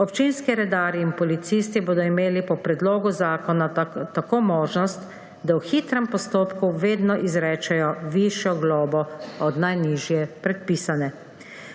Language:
Slovenian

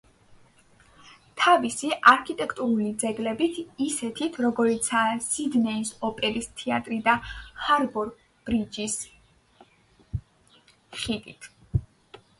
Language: Georgian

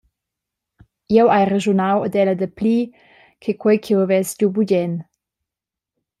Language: Romansh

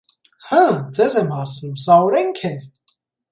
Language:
Armenian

